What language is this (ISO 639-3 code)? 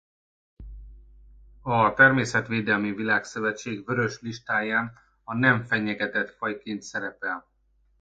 hun